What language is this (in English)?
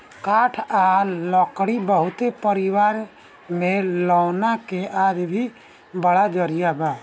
Bhojpuri